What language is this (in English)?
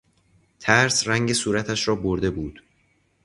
Persian